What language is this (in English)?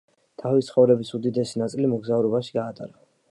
Georgian